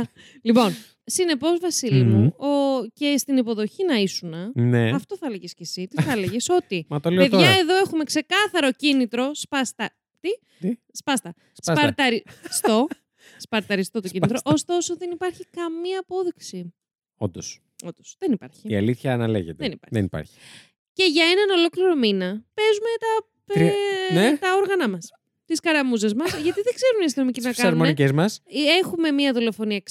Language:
Greek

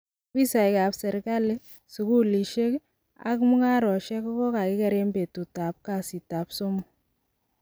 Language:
Kalenjin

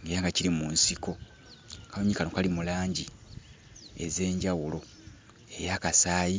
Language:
Ganda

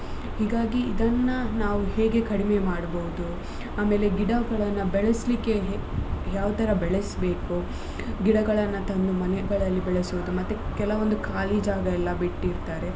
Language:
Kannada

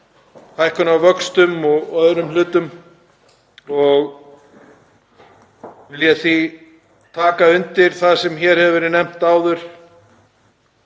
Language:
Icelandic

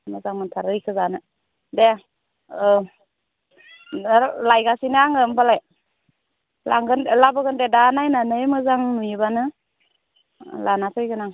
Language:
Bodo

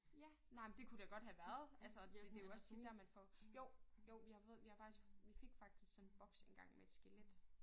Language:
Danish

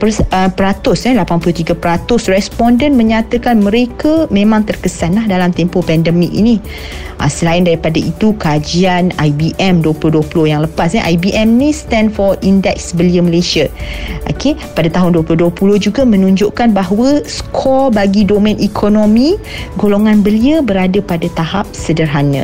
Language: Malay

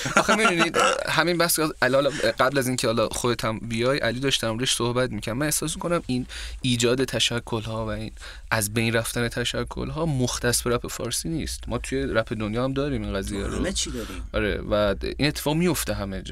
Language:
Persian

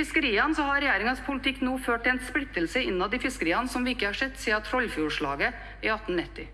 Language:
Norwegian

